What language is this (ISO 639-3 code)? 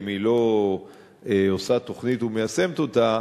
heb